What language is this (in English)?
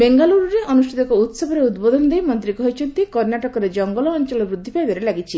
Odia